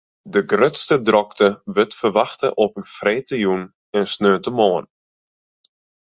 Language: Western Frisian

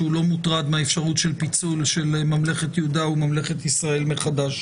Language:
Hebrew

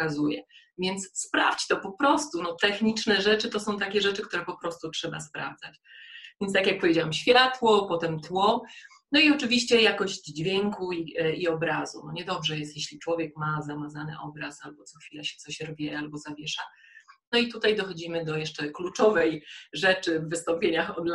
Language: Polish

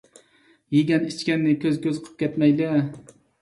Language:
Uyghur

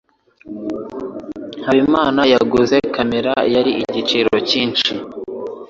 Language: Kinyarwanda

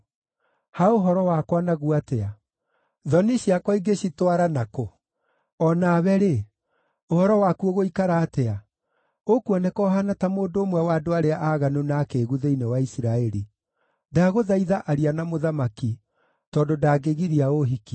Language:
Kikuyu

